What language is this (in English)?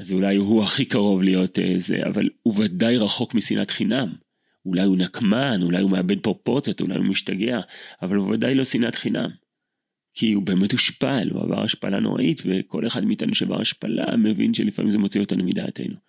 Hebrew